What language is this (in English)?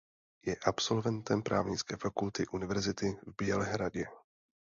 Czech